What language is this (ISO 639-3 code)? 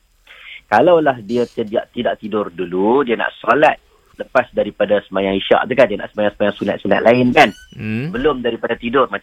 msa